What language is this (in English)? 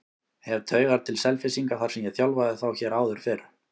Icelandic